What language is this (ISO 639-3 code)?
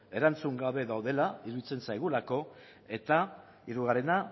eus